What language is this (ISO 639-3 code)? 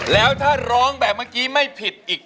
tha